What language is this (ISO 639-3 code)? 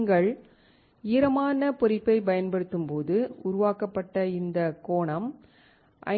tam